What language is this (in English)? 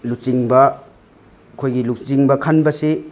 Manipuri